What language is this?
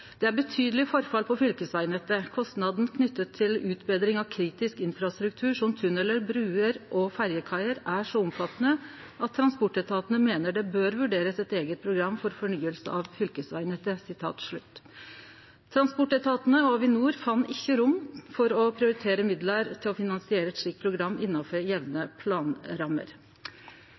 Norwegian Nynorsk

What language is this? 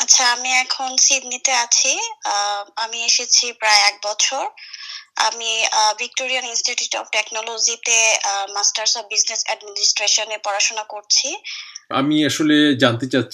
Bangla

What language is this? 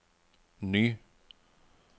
Norwegian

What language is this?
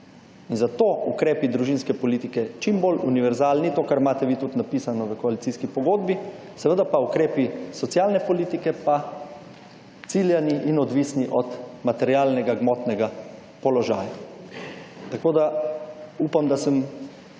Slovenian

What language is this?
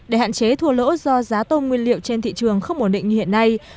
Vietnamese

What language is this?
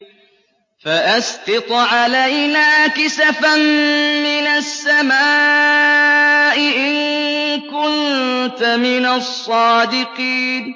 Arabic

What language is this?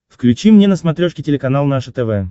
Russian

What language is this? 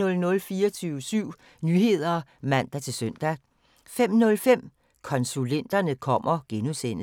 Danish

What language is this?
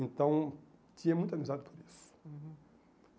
Portuguese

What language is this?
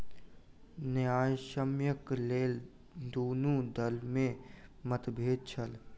Maithili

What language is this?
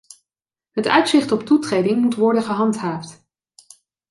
Dutch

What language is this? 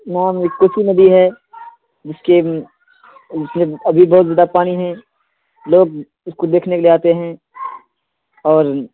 Urdu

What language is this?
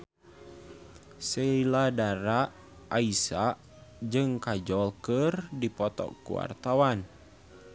Sundanese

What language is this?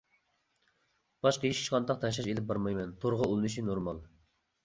Uyghur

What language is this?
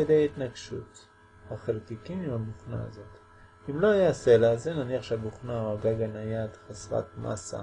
Hebrew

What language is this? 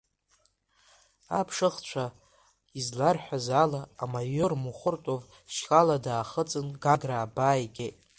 Abkhazian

